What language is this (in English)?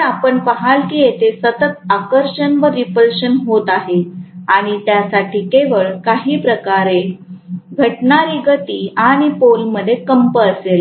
Marathi